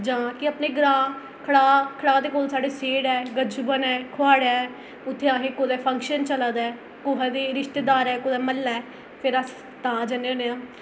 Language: Dogri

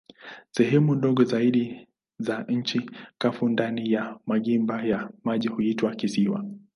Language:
Swahili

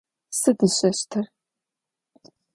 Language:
Adyghe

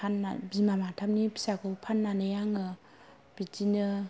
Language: Bodo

